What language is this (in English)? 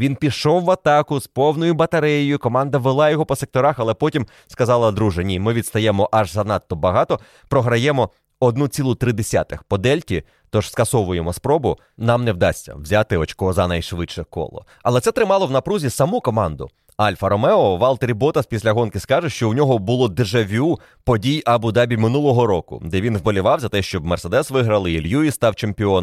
Ukrainian